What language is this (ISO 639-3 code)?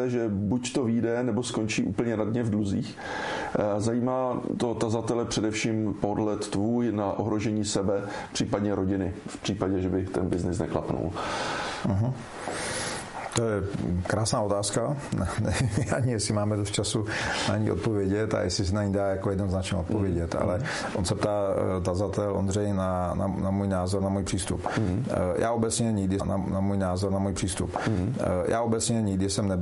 ces